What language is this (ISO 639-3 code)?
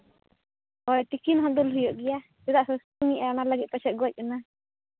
sat